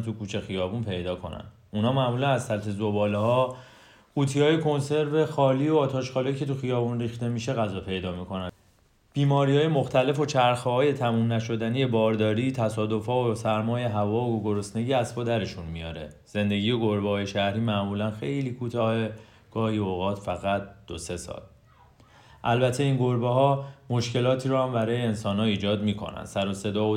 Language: Persian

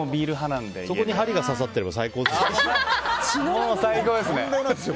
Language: Japanese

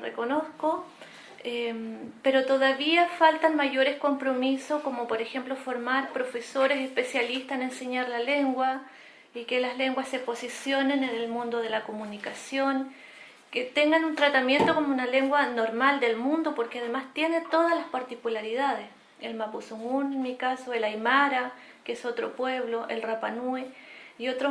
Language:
Spanish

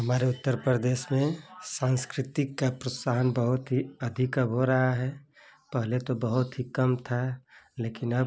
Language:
Hindi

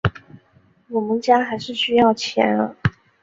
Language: Chinese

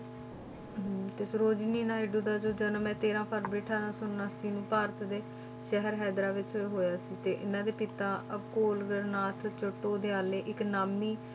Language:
Punjabi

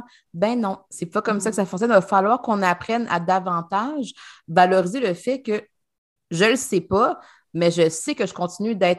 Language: French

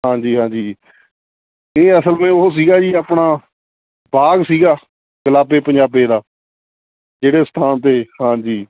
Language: Punjabi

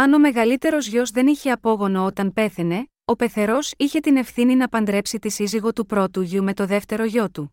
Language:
Greek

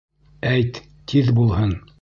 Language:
Bashkir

